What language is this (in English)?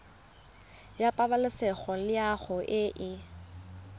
Tswana